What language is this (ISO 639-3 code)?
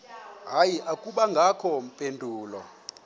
xho